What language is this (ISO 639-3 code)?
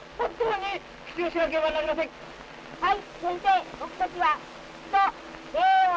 jpn